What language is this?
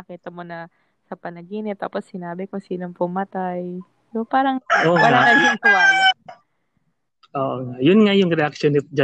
Filipino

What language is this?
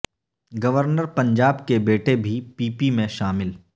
Urdu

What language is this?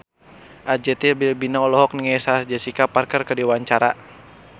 Sundanese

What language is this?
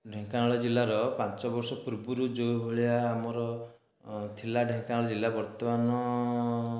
Odia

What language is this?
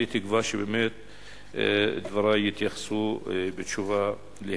Hebrew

